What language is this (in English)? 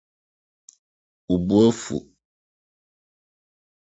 Akan